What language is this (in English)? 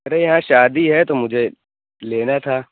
Urdu